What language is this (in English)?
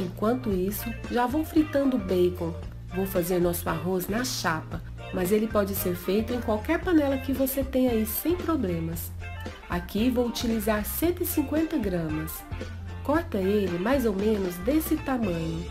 Portuguese